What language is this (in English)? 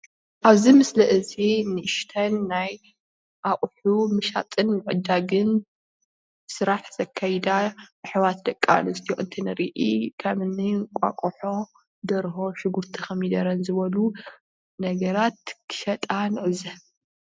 Tigrinya